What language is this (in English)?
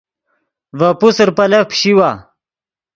Yidgha